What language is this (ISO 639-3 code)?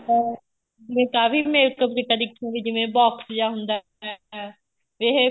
pan